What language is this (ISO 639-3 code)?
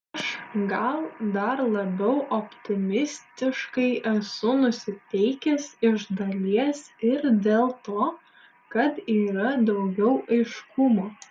lit